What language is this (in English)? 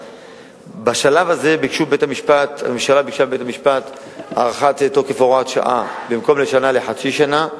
Hebrew